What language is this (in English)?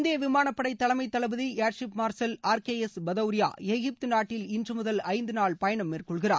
Tamil